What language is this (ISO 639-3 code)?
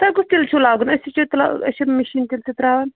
kas